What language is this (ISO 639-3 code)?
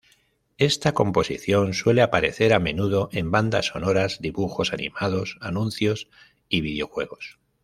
spa